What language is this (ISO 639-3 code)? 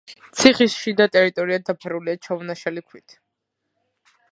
kat